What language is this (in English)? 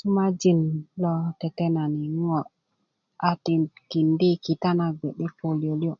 Kuku